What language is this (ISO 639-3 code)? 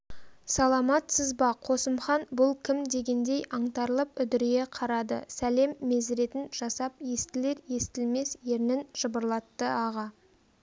kaz